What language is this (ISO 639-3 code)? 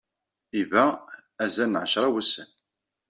kab